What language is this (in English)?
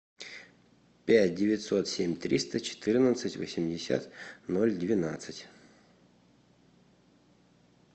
Russian